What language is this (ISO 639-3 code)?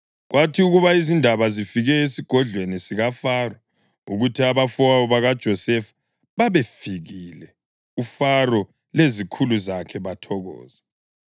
nde